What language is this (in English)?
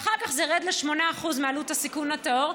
Hebrew